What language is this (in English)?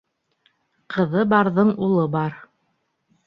Bashkir